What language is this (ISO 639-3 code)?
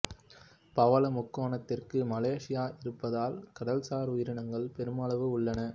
tam